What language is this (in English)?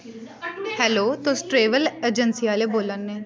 Dogri